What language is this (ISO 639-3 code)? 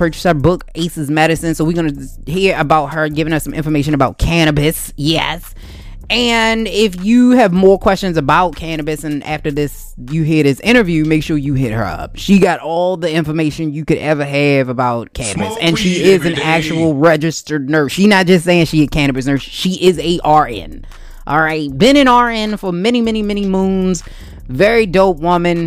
eng